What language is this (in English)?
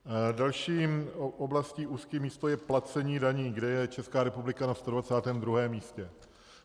Czech